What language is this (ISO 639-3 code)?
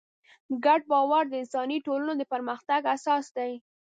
pus